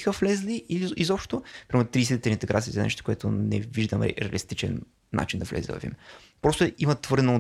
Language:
Bulgarian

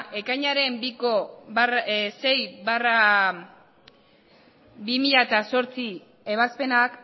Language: Basque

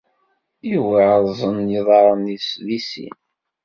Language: Kabyle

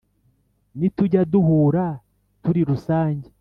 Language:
Kinyarwanda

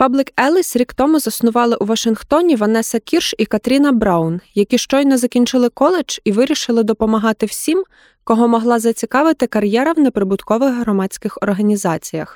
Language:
Ukrainian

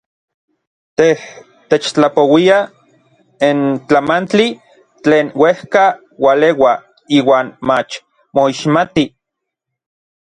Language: Orizaba Nahuatl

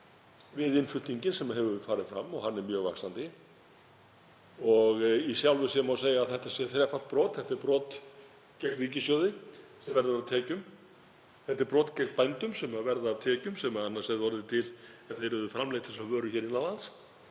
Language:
Icelandic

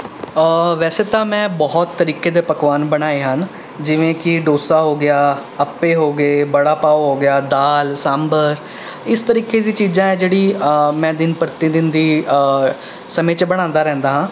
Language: Punjabi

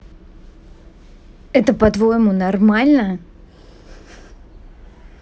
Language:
Russian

